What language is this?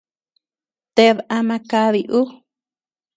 Tepeuxila Cuicatec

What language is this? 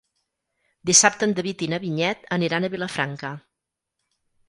Catalan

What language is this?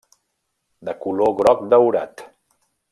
Catalan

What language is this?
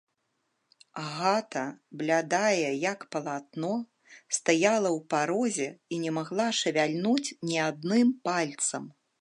Belarusian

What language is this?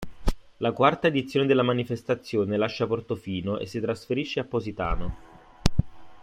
Italian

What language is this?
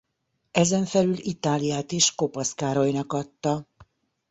Hungarian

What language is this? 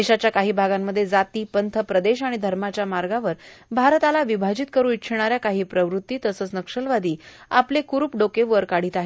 Marathi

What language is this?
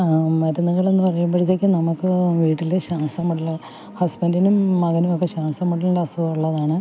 Malayalam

